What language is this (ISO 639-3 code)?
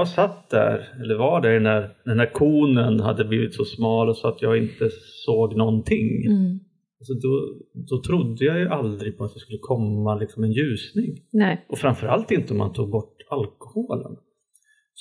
swe